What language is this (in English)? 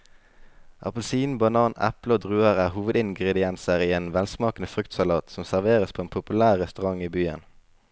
Norwegian